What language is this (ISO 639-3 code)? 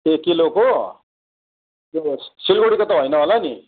nep